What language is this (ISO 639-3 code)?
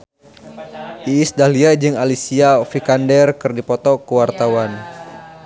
sun